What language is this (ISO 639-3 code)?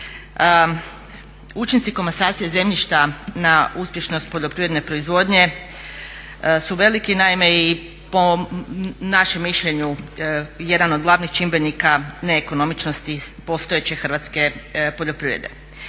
hrv